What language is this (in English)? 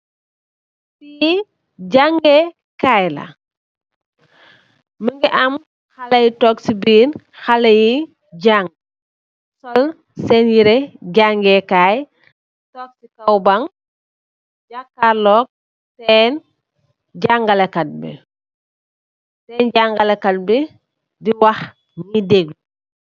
Wolof